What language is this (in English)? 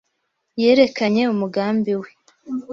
Kinyarwanda